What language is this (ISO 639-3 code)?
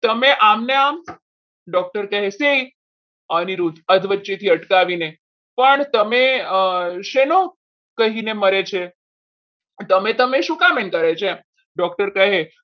guj